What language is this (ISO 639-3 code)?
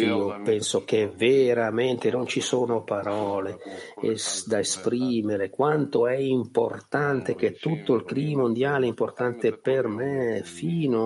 ita